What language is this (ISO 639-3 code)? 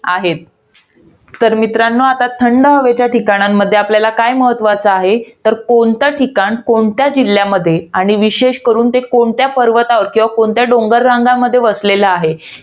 mar